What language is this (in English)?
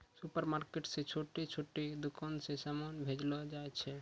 Maithili